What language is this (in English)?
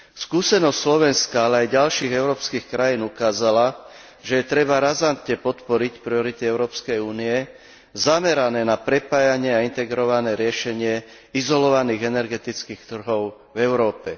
Slovak